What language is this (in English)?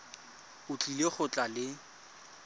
Tswana